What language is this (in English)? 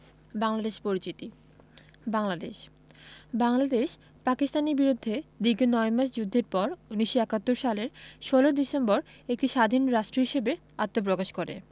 Bangla